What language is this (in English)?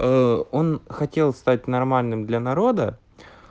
Russian